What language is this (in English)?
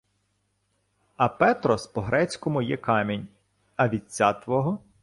Ukrainian